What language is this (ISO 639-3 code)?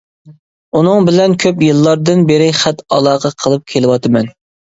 uig